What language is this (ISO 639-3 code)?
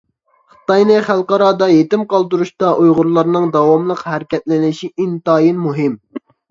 uig